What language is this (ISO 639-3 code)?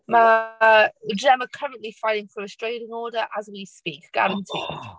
cym